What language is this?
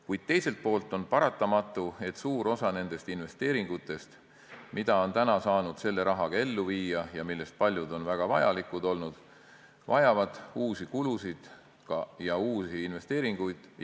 Estonian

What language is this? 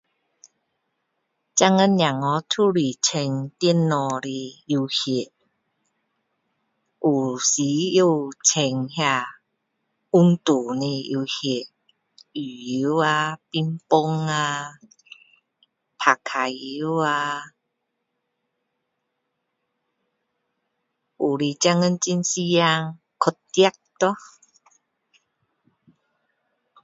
Min Dong Chinese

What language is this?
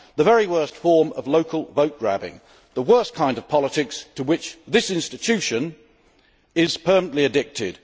English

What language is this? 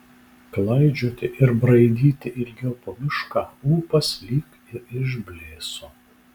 Lithuanian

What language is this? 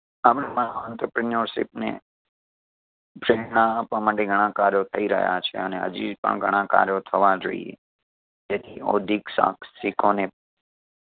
Gujarati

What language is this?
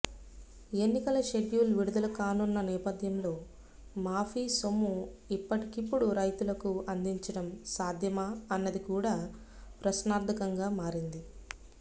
Telugu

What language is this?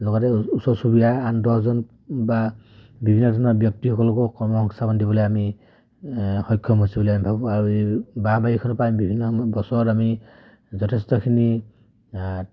Assamese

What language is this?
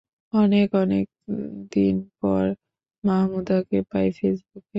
Bangla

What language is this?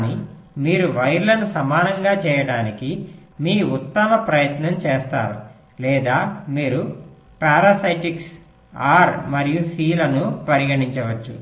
Telugu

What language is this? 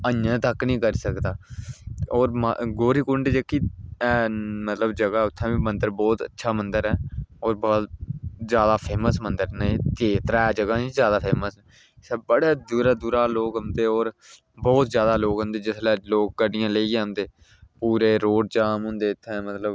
Dogri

